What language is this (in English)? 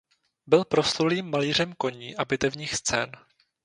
Czech